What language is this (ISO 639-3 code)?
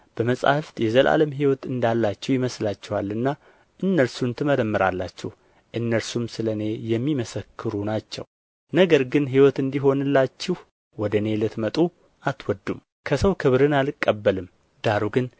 amh